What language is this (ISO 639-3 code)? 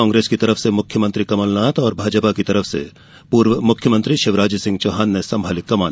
hin